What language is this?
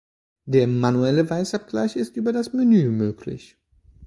German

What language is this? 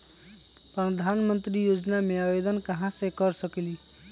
Magahi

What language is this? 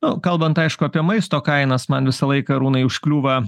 Lithuanian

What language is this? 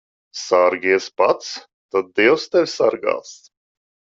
Latvian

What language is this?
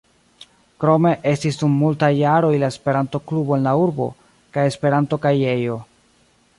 Esperanto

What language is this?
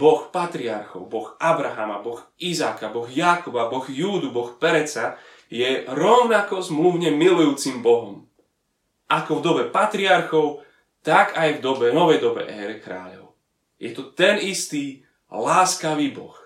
Slovak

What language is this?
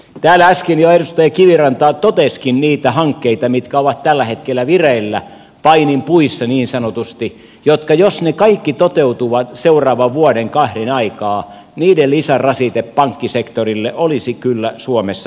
Finnish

